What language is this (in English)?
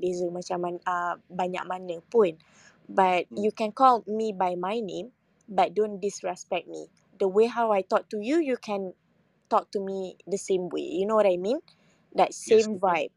Malay